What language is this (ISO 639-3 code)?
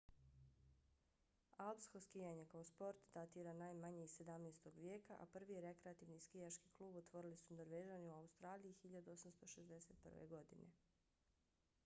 bos